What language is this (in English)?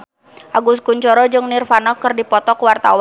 Sundanese